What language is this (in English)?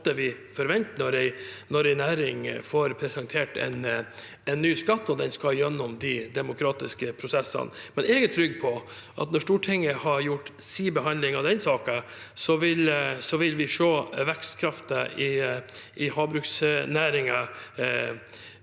Norwegian